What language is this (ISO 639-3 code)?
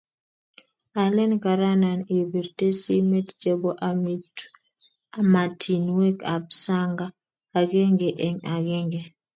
kln